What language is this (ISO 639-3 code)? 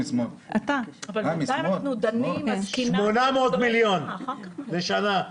heb